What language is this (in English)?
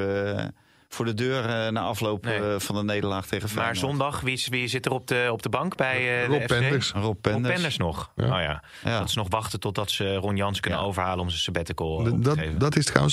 Dutch